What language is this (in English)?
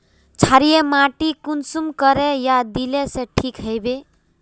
Magahi